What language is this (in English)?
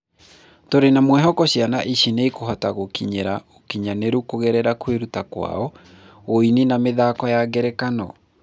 Kikuyu